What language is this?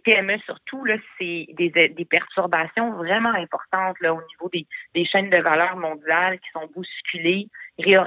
French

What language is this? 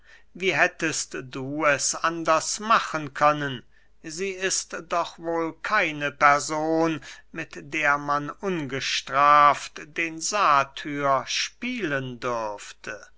German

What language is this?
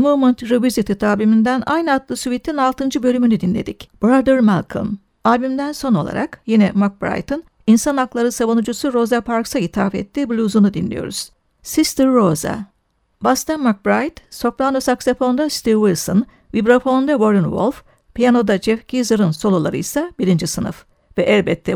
Turkish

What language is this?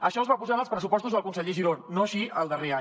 Catalan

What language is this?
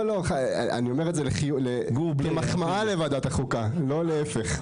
Hebrew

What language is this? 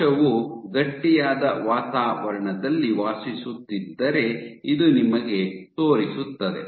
Kannada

